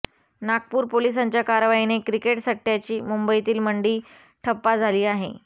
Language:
Marathi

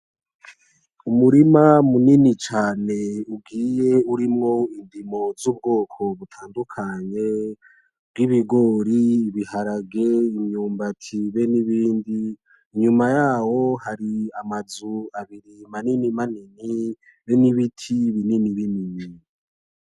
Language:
Rundi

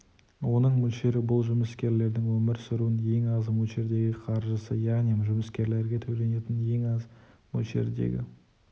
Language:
Kazakh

